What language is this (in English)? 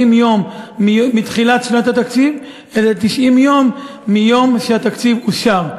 Hebrew